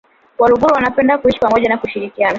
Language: Swahili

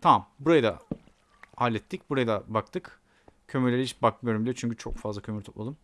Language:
Turkish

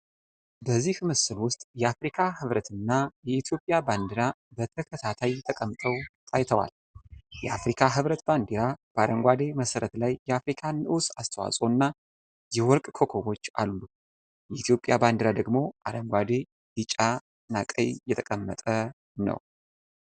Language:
Amharic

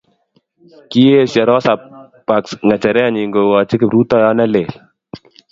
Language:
Kalenjin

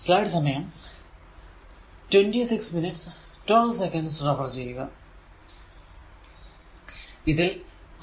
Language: Malayalam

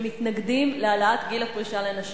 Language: Hebrew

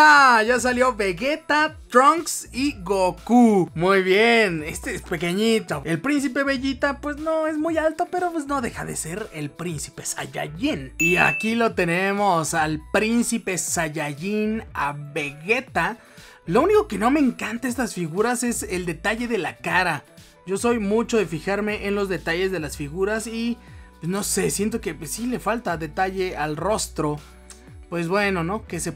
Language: Spanish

